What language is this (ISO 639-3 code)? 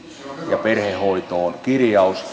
fin